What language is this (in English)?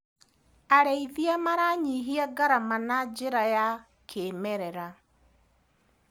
Kikuyu